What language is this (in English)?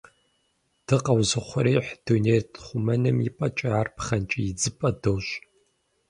Kabardian